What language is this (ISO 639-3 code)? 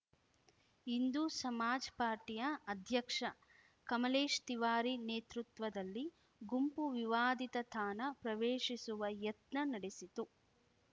kan